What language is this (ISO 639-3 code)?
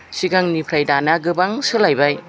brx